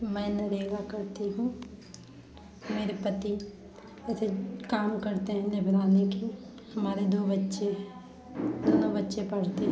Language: Hindi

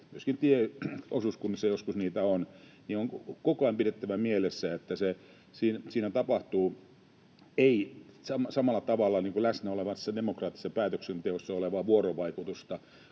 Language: Finnish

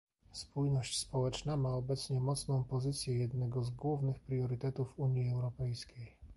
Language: Polish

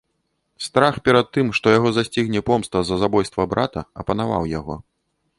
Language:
Belarusian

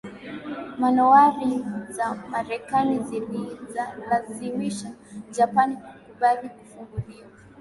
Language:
Swahili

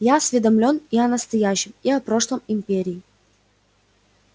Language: Russian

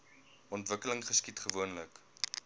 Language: Afrikaans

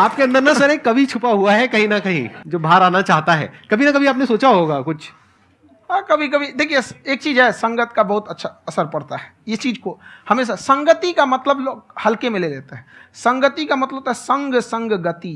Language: Hindi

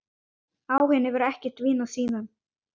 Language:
Icelandic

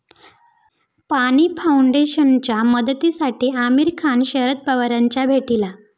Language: Marathi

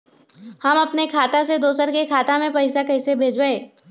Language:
Magahi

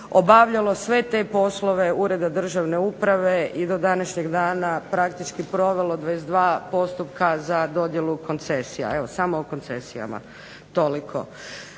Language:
Croatian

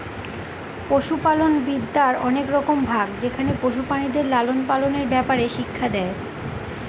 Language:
Bangla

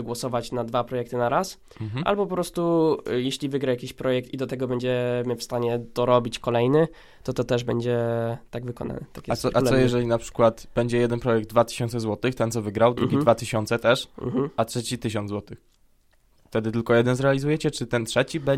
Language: Polish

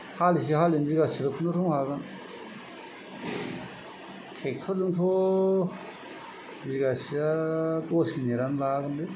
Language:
Bodo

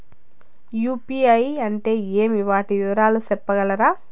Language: Telugu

